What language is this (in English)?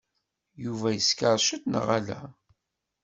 Kabyle